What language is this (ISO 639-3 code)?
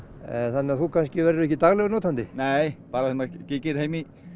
isl